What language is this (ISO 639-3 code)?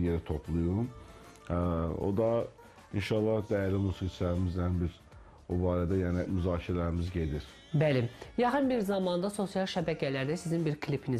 tur